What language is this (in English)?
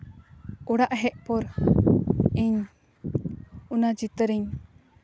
Santali